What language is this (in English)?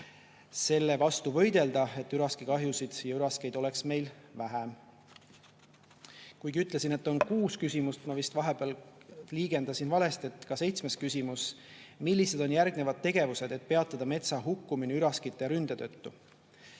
Estonian